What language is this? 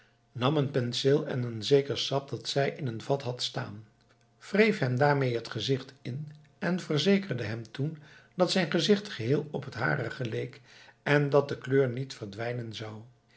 Dutch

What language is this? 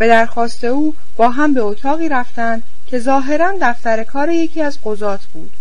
Persian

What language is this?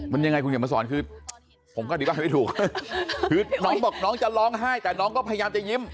Thai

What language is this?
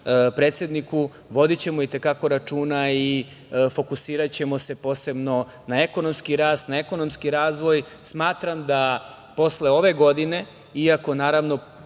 Serbian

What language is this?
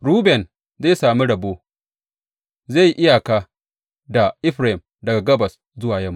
Hausa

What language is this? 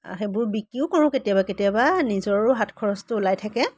Assamese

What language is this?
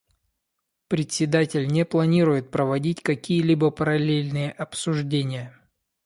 Russian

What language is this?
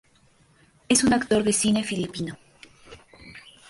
Spanish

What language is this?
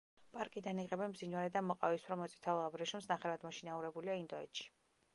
Georgian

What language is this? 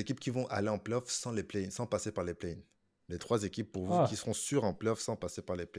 French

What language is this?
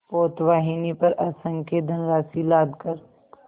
Hindi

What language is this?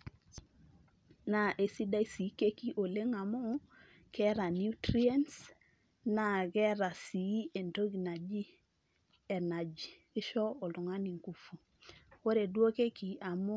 Masai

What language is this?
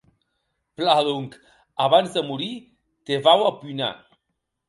Occitan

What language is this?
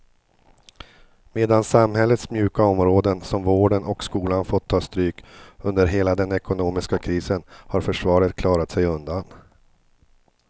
Swedish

